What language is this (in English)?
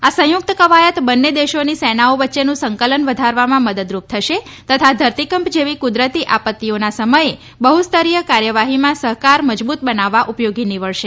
Gujarati